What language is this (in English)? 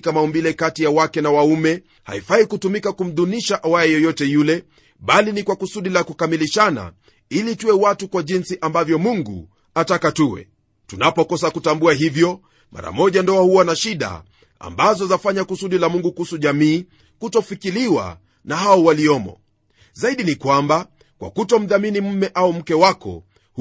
Swahili